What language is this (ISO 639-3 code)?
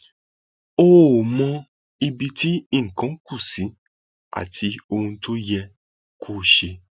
yor